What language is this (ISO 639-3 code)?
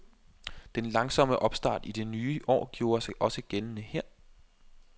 dan